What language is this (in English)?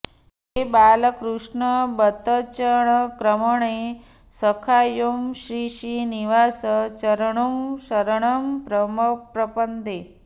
Sanskrit